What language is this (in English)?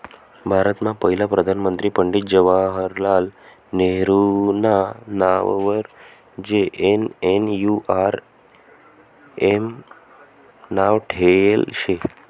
Marathi